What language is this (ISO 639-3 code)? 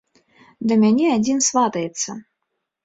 bel